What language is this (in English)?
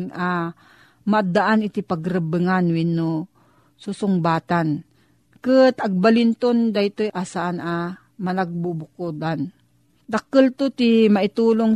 Filipino